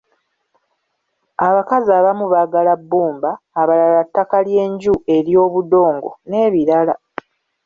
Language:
Ganda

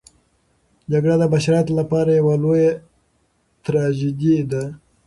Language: Pashto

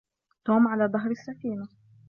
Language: Arabic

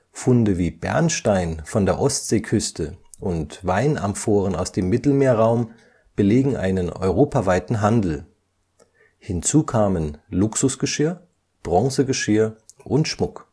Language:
German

